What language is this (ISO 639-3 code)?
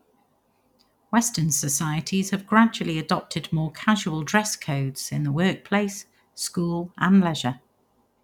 eng